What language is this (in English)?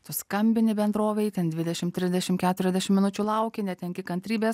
Lithuanian